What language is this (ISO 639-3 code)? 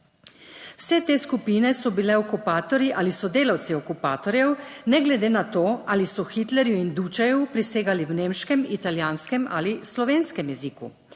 slv